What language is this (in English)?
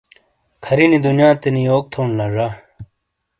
Shina